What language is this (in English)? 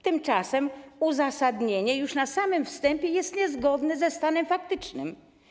Polish